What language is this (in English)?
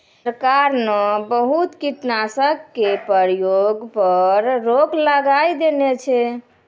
Maithili